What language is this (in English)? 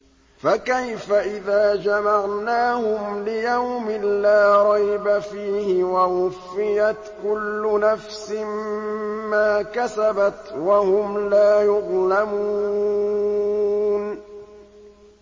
Arabic